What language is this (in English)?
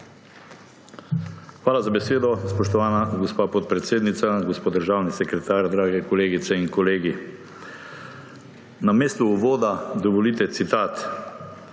Slovenian